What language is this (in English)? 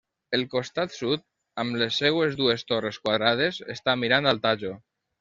Catalan